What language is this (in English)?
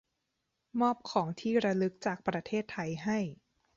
Thai